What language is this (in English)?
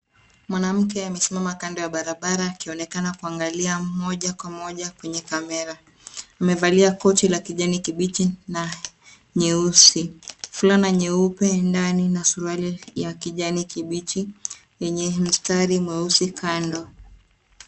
Swahili